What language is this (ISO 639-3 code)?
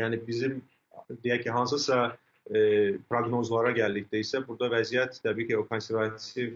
tur